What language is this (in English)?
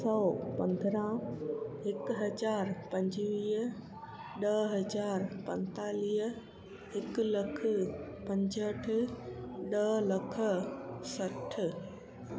Sindhi